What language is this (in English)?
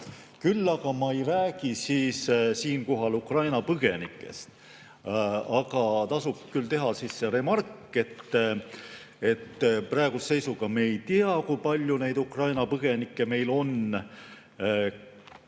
Estonian